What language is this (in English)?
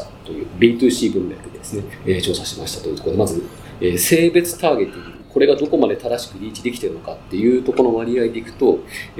Japanese